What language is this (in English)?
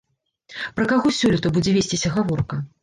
Belarusian